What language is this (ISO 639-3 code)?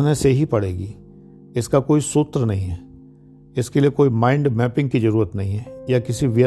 hin